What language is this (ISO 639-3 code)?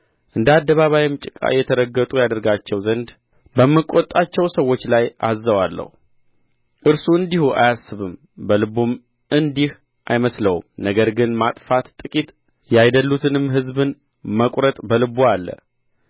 amh